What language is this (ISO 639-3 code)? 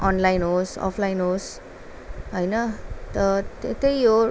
nep